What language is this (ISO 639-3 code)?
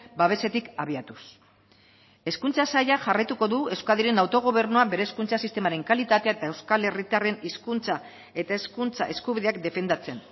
eus